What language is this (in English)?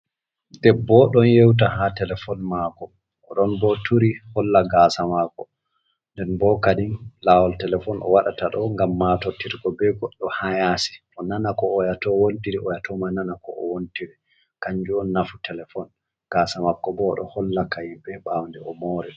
Fula